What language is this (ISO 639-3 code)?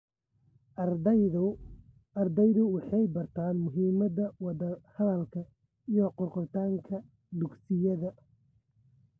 som